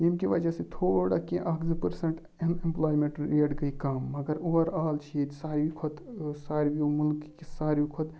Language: Kashmiri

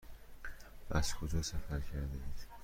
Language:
Persian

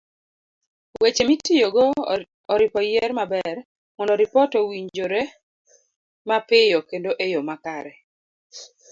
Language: Luo (Kenya and Tanzania)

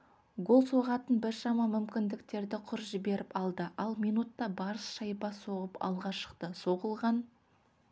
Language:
Kazakh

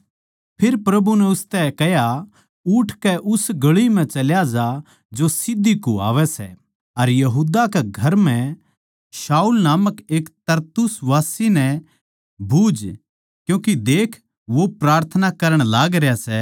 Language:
Haryanvi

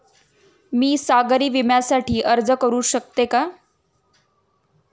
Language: Marathi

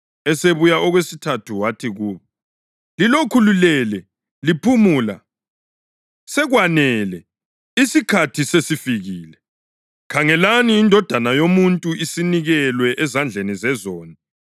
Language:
North Ndebele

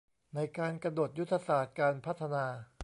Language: Thai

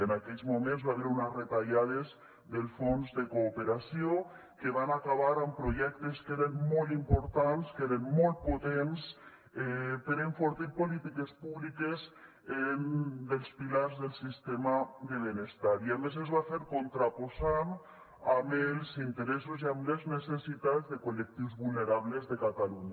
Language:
Catalan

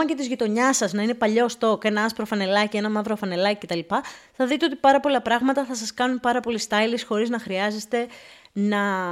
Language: Greek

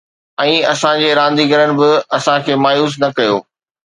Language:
Sindhi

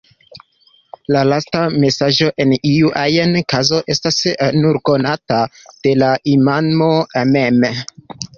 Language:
Esperanto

